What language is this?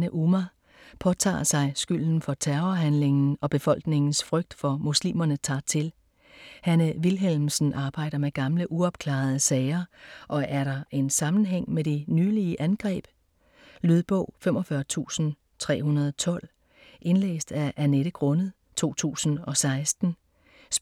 Danish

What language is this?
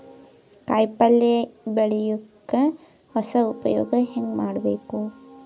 Kannada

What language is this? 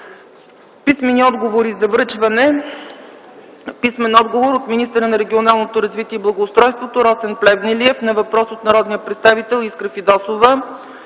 Bulgarian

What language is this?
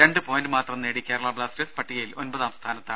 Malayalam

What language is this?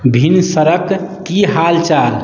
Maithili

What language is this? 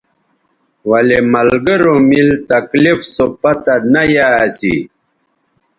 Bateri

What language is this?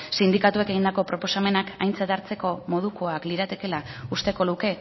Basque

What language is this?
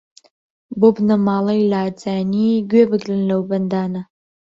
Central Kurdish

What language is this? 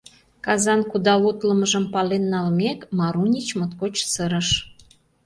Mari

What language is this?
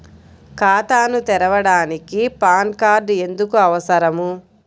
Telugu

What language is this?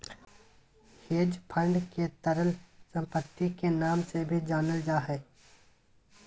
Magahi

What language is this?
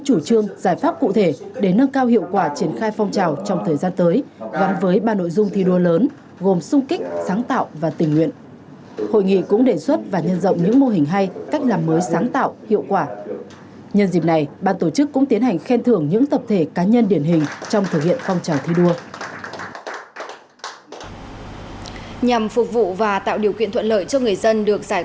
Vietnamese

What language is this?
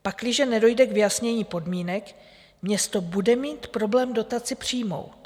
Czech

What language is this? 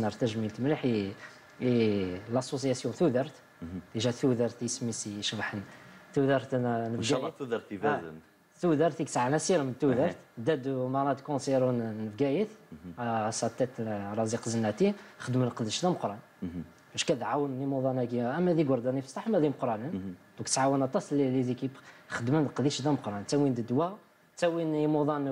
Arabic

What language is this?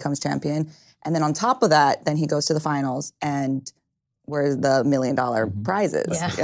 English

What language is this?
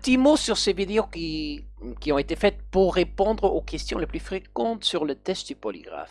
French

